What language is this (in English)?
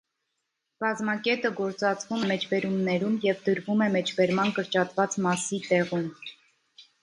Armenian